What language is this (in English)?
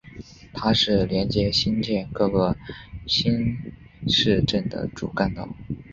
Chinese